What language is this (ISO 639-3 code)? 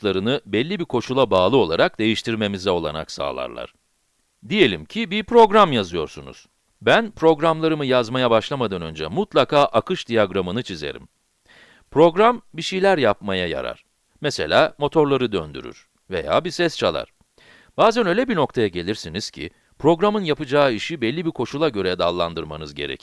tur